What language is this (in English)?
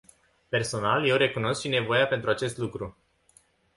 Romanian